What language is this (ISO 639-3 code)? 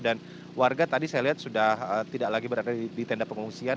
ind